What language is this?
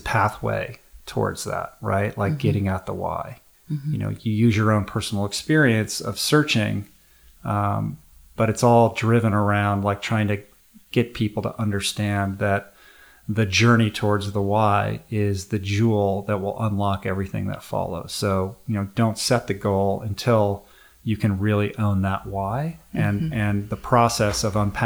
English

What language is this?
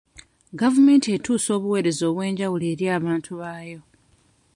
Ganda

